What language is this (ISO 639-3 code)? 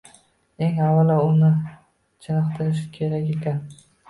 uzb